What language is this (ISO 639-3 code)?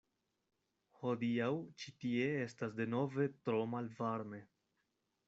epo